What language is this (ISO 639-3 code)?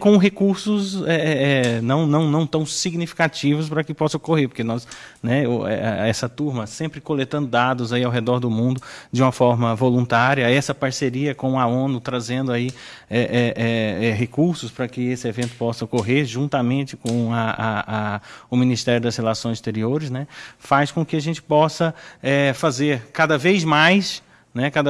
por